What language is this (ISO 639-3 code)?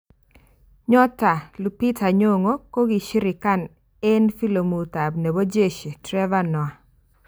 kln